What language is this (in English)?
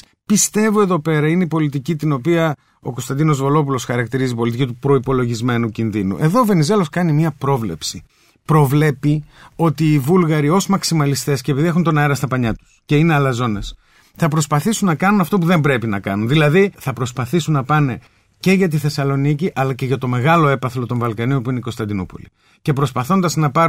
Greek